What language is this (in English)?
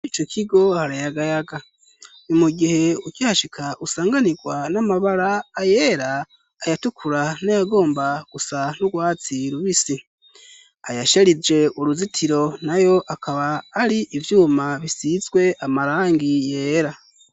Rundi